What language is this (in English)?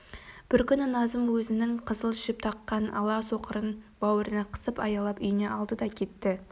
Kazakh